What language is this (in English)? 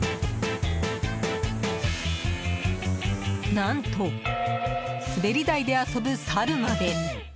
Japanese